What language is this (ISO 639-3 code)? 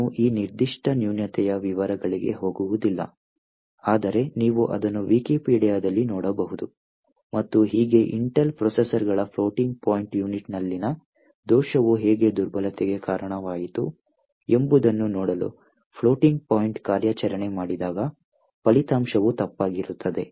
kan